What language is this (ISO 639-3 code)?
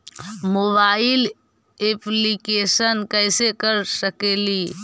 mag